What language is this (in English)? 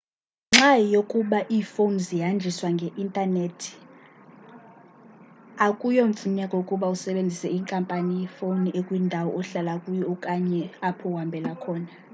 Xhosa